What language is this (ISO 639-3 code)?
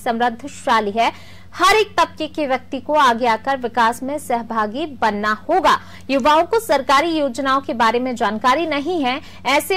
hin